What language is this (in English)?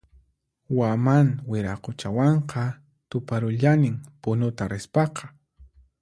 Puno Quechua